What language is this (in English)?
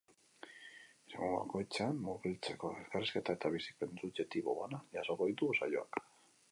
Basque